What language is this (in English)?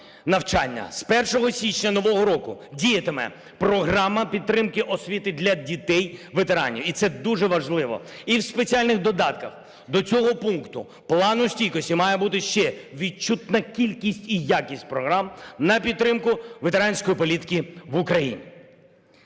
Ukrainian